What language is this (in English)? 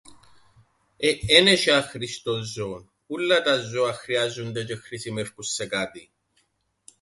Greek